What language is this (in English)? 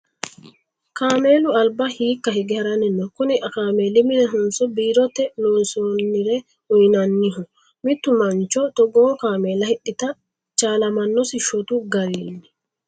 Sidamo